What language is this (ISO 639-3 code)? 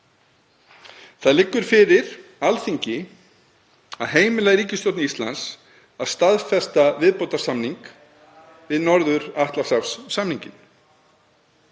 isl